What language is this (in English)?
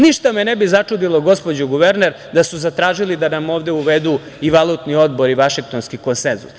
Serbian